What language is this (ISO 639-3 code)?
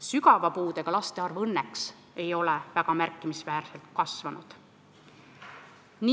est